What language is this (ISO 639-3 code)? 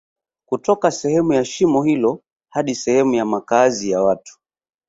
swa